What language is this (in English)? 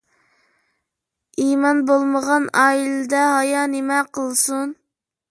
Uyghur